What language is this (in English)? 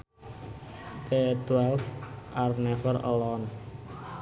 Sundanese